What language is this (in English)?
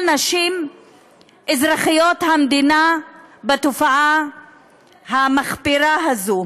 Hebrew